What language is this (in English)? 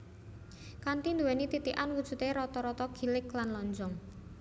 Javanese